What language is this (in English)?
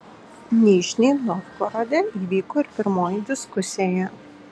Lithuanian